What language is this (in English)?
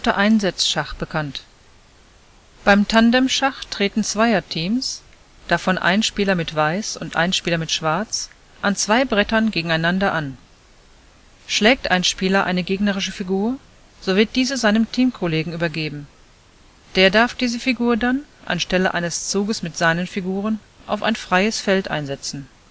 German